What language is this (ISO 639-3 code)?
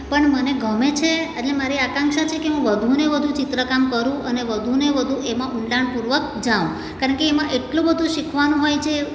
guj